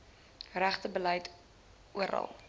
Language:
Afrikaans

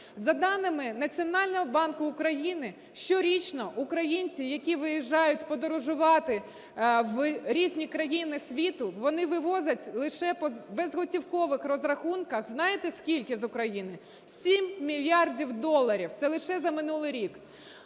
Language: Ukrainian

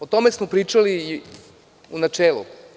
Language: Serbian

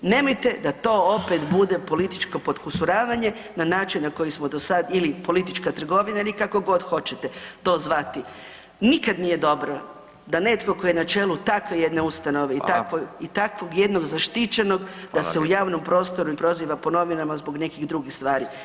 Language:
Croatian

